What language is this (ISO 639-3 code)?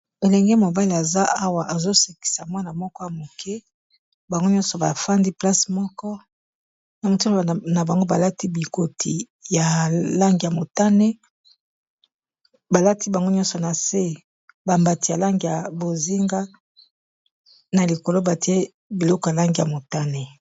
lin